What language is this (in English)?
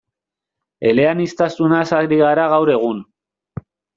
Basque